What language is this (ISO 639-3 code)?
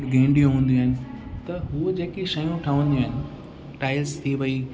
snd